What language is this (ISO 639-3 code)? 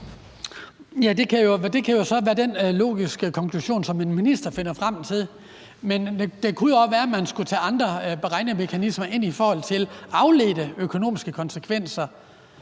dan